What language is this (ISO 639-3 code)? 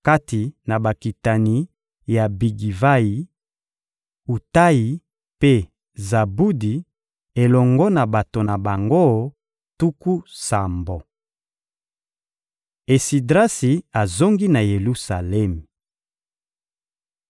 lin